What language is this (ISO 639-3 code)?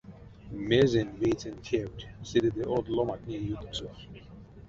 myv